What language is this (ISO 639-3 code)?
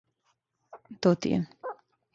srp